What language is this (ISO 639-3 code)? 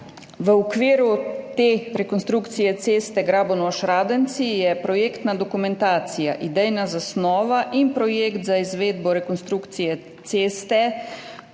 slv